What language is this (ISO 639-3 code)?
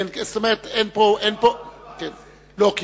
heb